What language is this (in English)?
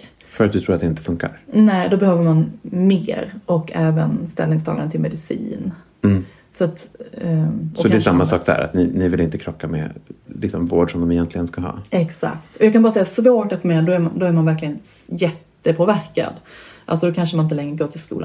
Swedish